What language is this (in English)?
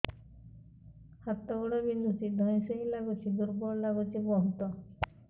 Odia